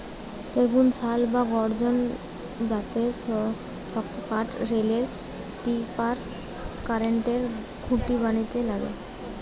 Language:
Bangla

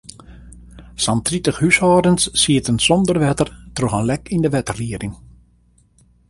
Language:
Western Frisian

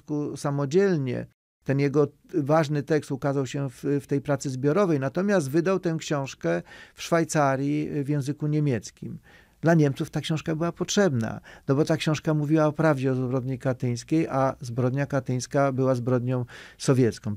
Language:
Polish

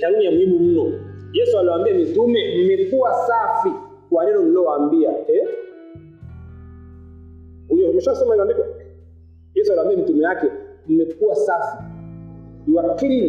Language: Swahili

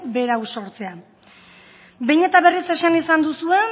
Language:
Basque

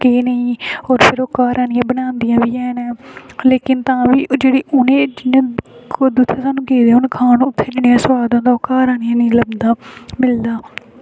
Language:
Dogri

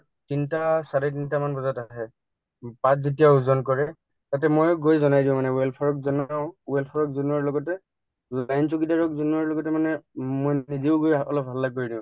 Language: Assamese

